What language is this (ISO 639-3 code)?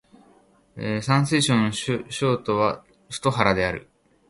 jpn